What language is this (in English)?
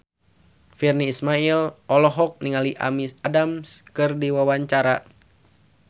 Sundanese